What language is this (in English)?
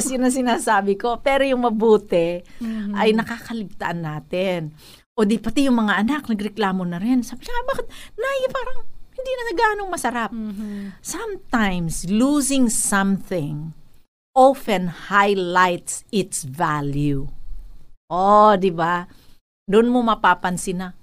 Filipino